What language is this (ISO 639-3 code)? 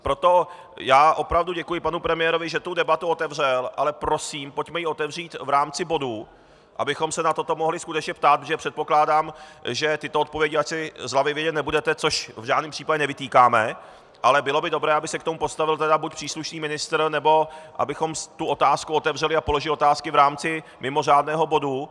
ces